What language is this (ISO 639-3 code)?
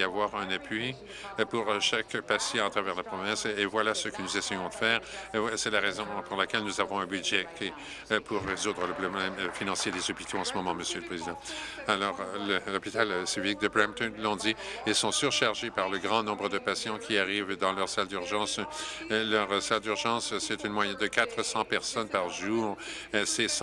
fra